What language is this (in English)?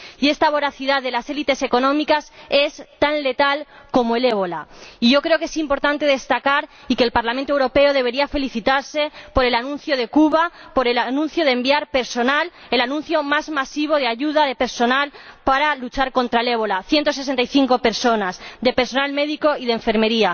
Spanish